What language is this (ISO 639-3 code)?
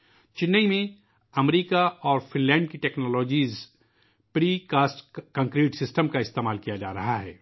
urd